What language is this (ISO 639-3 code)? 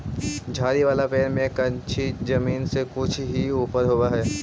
mag